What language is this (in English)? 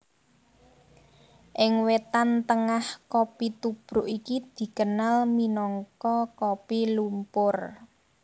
Javanese